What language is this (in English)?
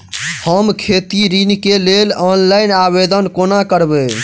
Maithili